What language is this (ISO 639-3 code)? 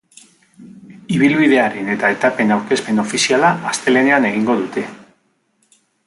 eus